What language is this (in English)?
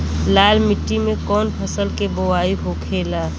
Bhojpuri